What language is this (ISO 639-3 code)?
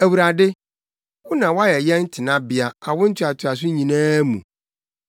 aka